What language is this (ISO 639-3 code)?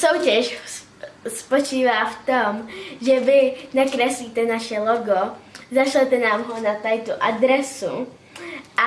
ces